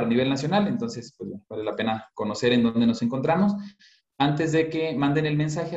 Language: Spanish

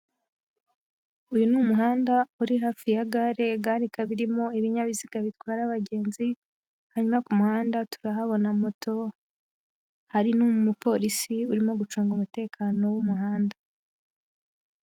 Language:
Kinyarwanda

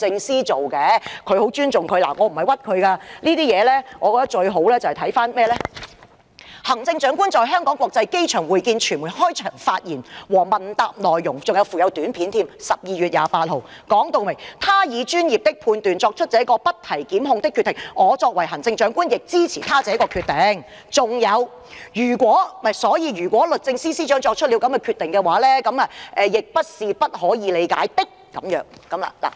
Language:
Cantonese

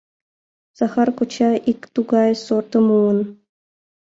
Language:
Mari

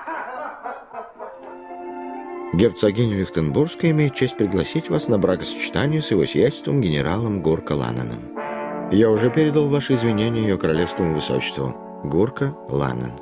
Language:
Russian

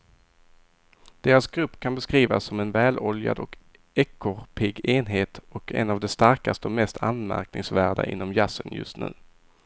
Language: Swedish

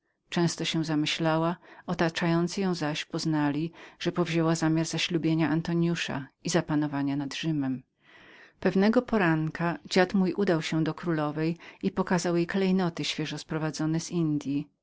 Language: Polish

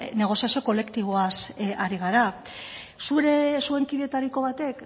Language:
Basque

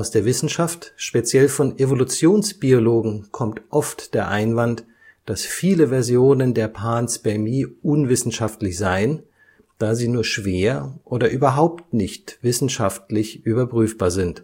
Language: German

